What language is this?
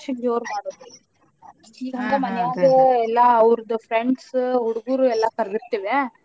Kannada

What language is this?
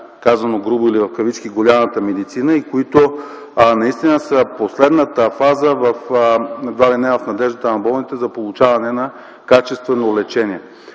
Bulgarian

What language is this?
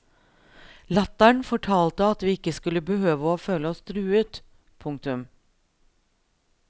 Norwegian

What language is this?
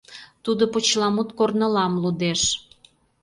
Mari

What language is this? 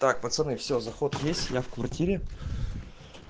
Russian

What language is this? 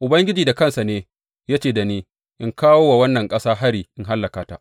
Hausa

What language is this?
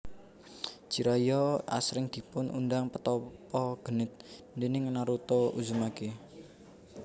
Javanese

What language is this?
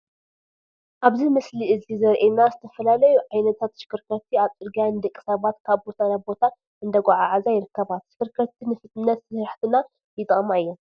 Tigrinya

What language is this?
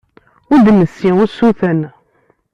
Kabyle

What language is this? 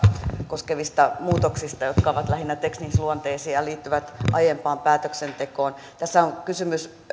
Finnish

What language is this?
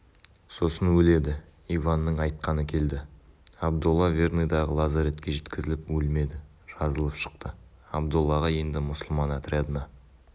Kazakh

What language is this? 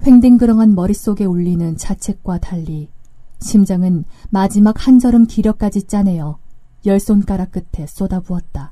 Korean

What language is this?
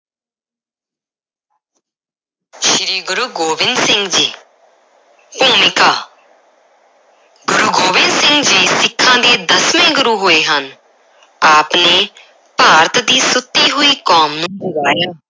Punjabi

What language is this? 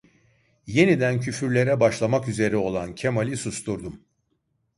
Turkish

